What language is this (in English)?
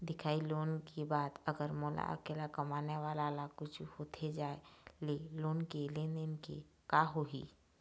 Chhattisgarhi